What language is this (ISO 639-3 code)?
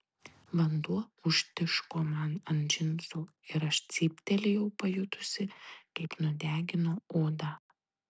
lit